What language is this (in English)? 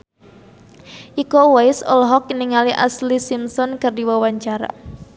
Sundanese